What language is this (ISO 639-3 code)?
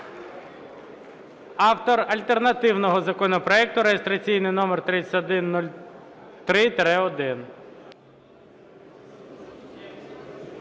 ukr